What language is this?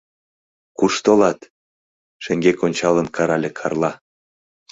Mari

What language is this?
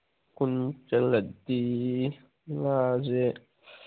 Manipuri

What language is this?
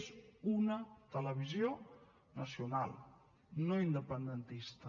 Catalan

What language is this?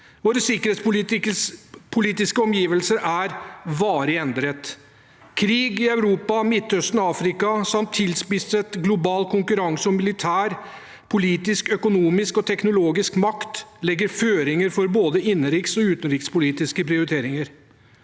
Norwegian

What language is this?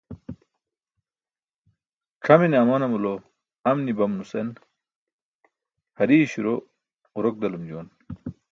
Burushaski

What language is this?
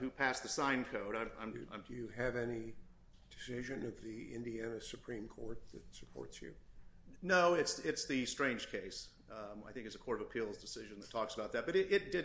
English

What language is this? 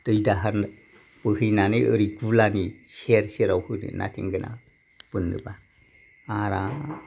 Bodo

